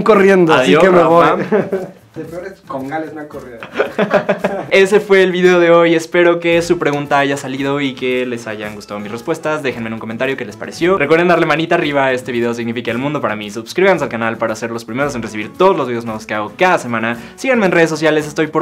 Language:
Spanish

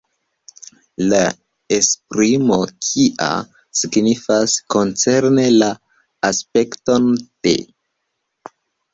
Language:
Esperanto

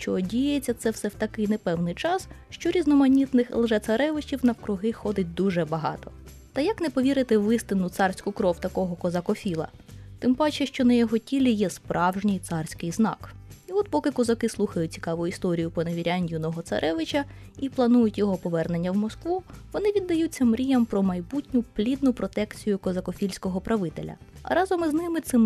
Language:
Ukrainian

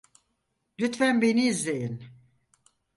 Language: Turkish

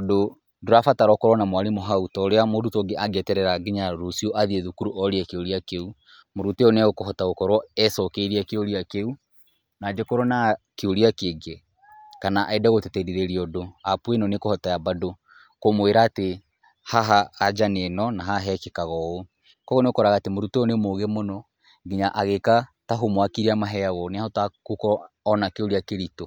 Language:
Kikuyu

